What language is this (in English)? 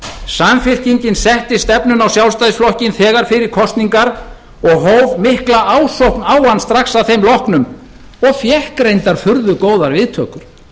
Icelandic